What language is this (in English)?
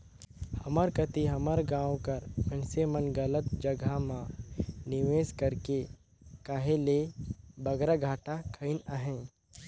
Chhattisgarhi